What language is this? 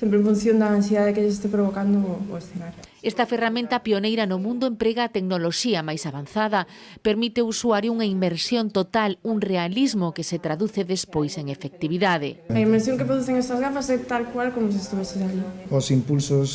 Galician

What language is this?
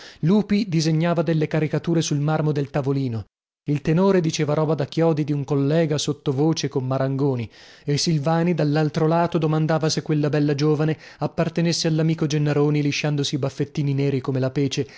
Italian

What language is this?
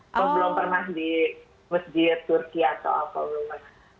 Indonesian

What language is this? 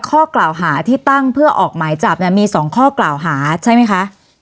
Thai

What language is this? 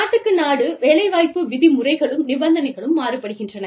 Tamil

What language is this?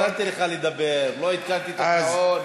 Hebrew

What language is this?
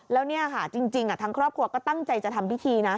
Thai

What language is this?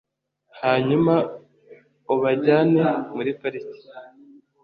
Kinyarwanda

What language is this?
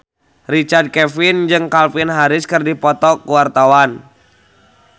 Sundanese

